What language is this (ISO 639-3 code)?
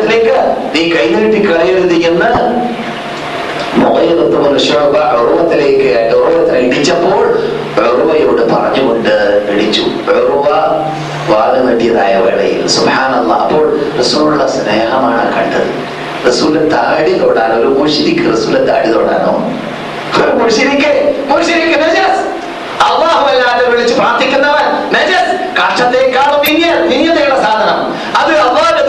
mal